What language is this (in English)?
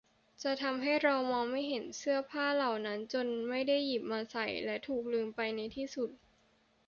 Thai